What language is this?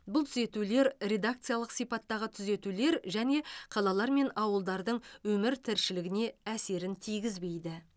Kazakh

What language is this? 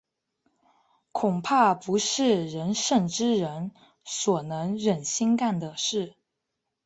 Chinese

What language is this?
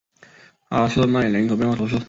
Chinese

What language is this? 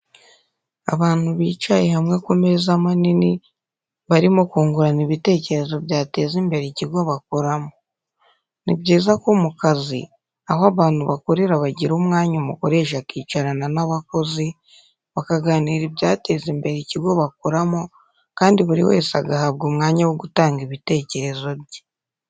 Kinyarwanda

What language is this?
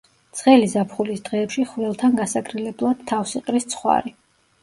Georgian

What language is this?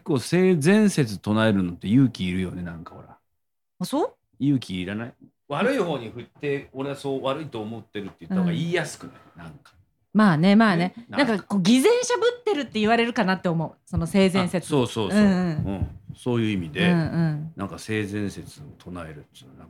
Japanese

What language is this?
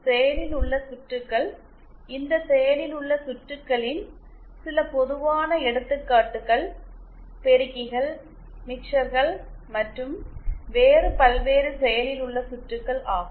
Tamil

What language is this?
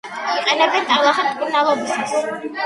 Georgian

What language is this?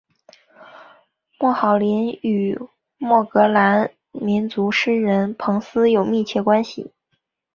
Chinese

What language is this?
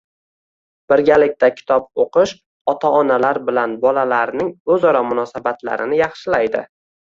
Uzbek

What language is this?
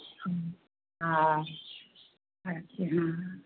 Maithili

